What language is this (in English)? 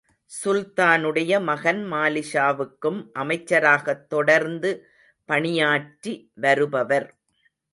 Tamil